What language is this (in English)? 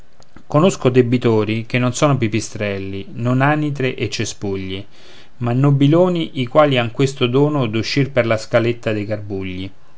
Italian